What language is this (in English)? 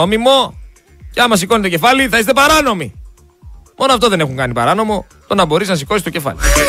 Greek